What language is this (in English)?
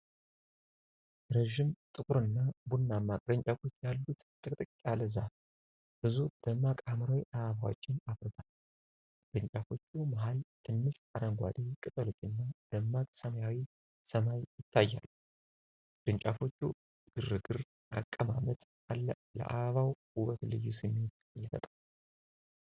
Amharic